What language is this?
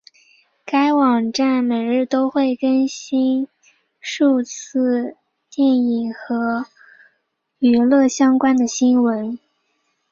Chinese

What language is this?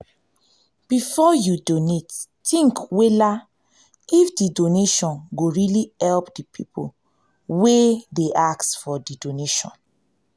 Nigerian Pidgin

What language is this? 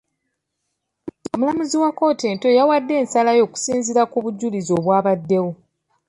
Ganda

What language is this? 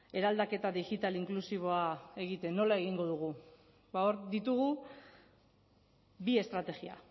Basque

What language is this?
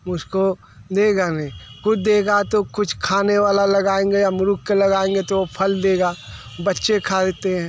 Hindi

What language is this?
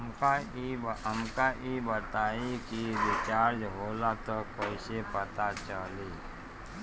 Bhojpuri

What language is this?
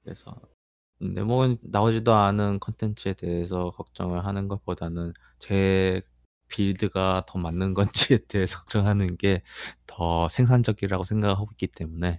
Korean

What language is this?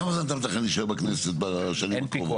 Hebrew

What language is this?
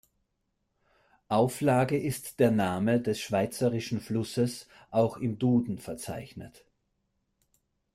German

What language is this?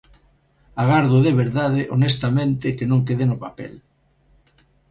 Galician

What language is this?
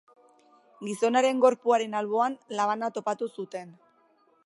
Basque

